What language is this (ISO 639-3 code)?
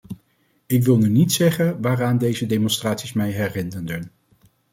nld